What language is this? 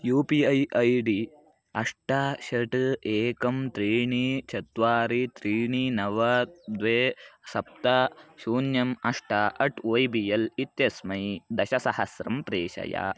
Sanskrit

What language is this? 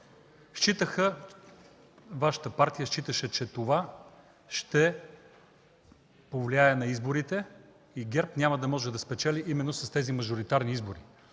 Bulgarian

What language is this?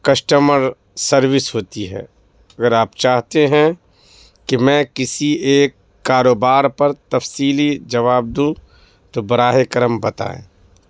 Urdu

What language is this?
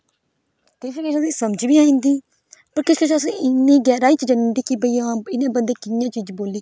Dogri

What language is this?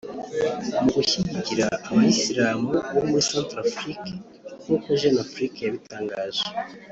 Kinyarwanda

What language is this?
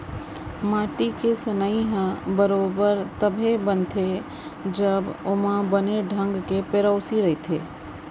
Chhattisgarhi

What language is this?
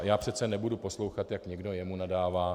Czech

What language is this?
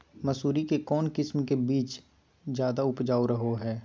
Magahi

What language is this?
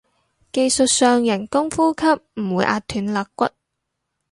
Cantonese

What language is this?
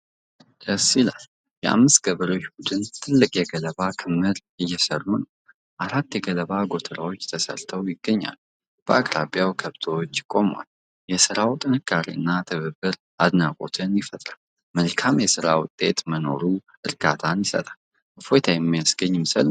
Amharic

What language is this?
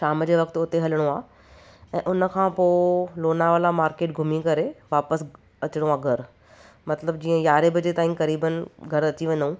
Sindhi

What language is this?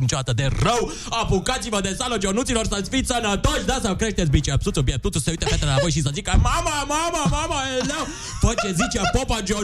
Romanian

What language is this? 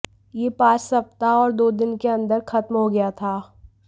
Hindi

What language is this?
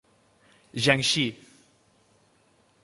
Catalan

